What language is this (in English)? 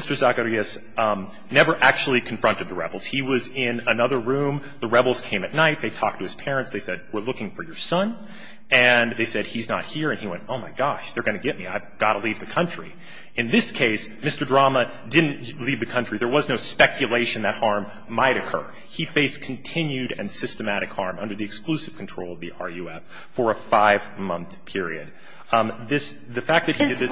English